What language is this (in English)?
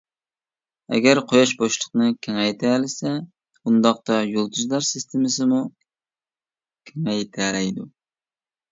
Uyghur